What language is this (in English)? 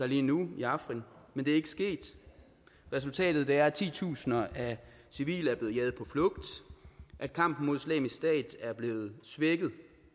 Danish